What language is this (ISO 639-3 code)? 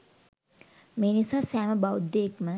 sin